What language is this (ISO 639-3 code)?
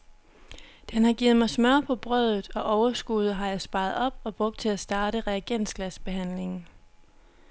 dan